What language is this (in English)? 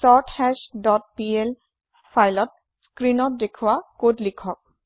Assamese